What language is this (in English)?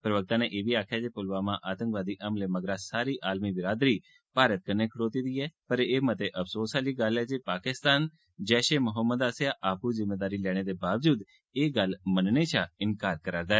Dogri